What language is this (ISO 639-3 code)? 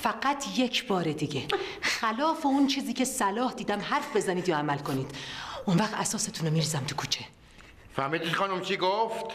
fas